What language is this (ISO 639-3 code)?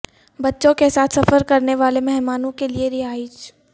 urd